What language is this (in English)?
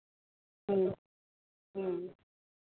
Santali